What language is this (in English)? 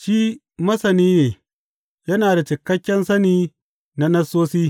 Hausa